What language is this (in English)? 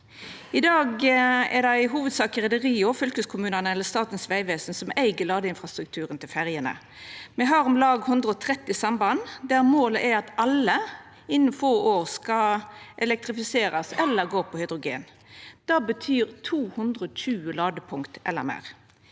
Norwegian